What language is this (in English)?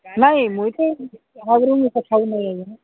Odia